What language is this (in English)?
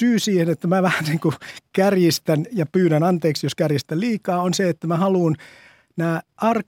Finnish